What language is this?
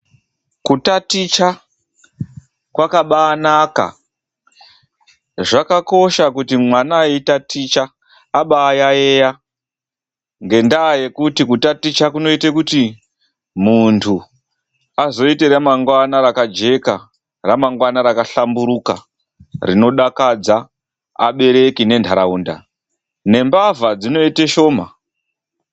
Ndau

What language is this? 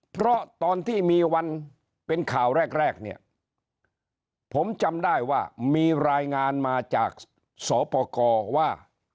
Thai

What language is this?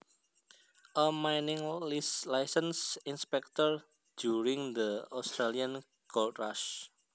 Javanese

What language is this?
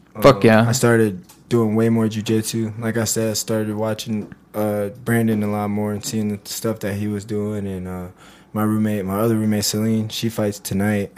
English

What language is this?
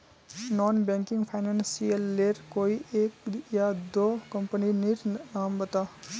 Magahi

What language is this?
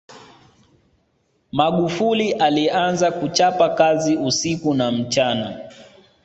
Swahili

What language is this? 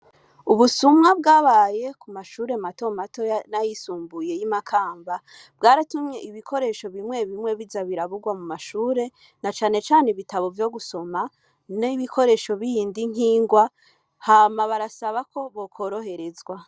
Rundi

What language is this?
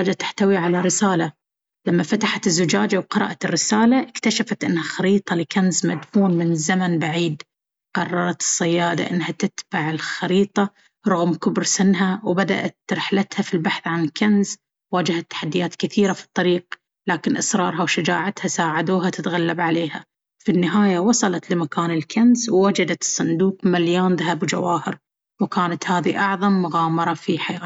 Baharna Arabic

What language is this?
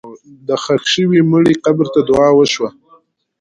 Pashto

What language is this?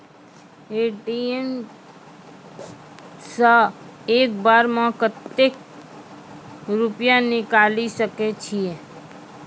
Maithili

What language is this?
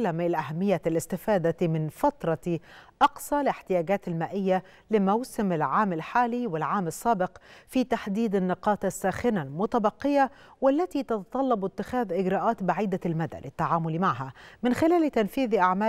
Arabic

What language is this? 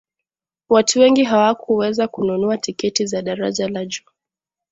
Swahili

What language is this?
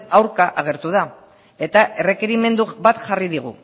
Basque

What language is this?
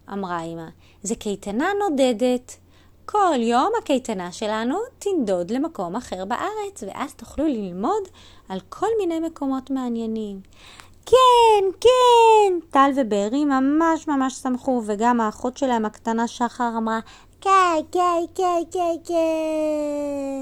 Hebrew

